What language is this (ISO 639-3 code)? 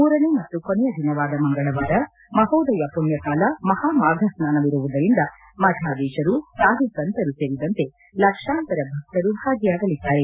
kan